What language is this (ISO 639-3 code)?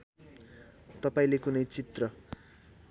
nep